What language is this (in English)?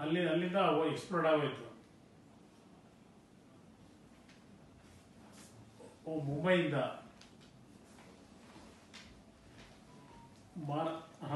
Portuguese